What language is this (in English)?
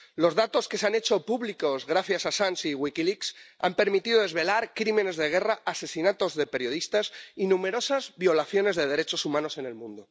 Spanish